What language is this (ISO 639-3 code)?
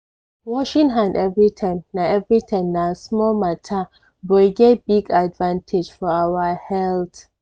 pcm